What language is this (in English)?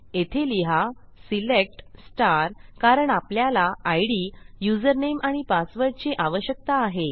Marathi